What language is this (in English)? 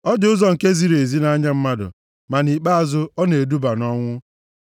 Igbo